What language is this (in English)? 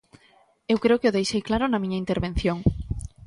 Galician